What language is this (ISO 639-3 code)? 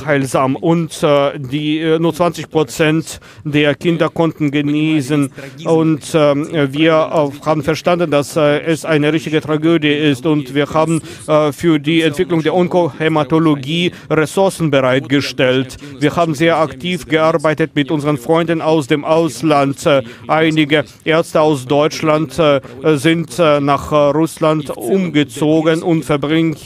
deu